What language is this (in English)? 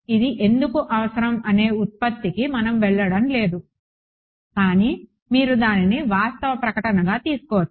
Telugu